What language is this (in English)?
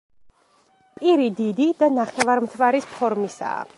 Georgian